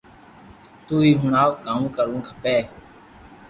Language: Loarki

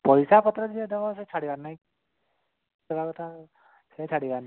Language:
Odia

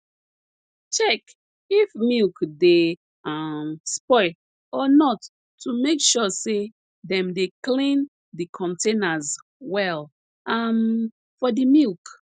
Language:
Nigerian Pidgin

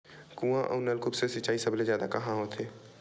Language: Chhattisgarhi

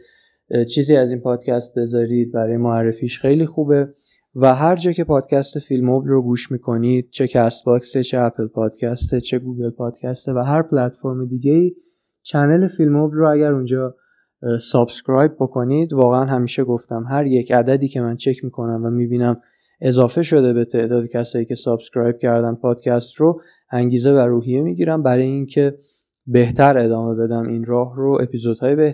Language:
Persian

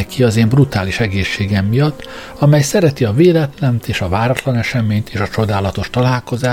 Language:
Hungarian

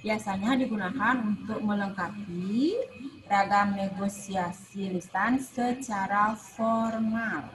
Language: Indonesian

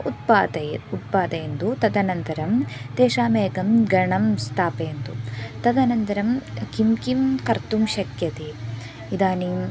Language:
Sanskrit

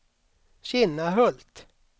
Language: Swedish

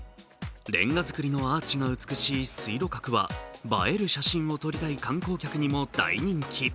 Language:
Japanese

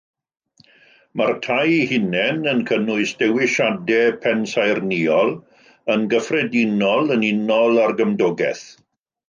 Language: Welsh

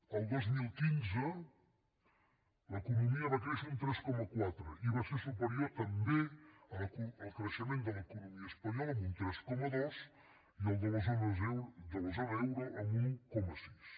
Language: Catalan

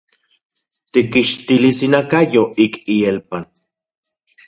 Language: Central Puebla Nahuatl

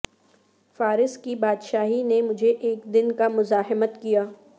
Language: Urdu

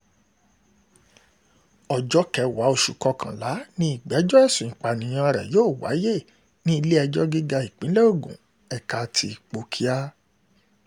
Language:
Yoruba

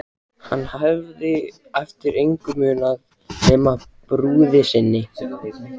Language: Icelandic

